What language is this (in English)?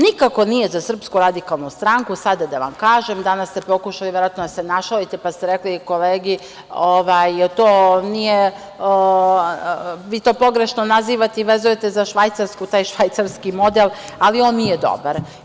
Serbian